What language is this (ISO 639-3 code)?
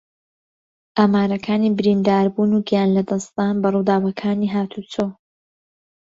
ckb